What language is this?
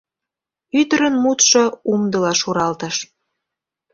Mari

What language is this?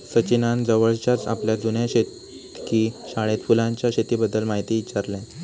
Marathi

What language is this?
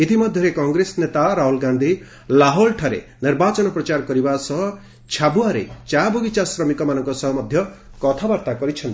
Odia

